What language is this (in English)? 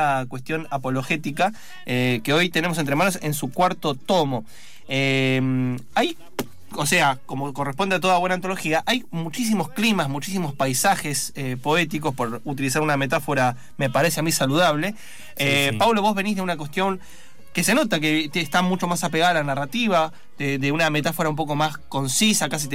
Spanish